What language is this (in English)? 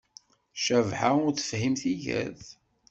Kabyle